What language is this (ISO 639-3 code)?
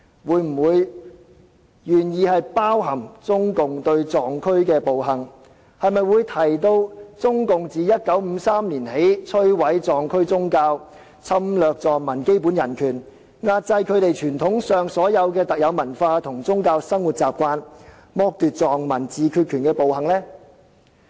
yue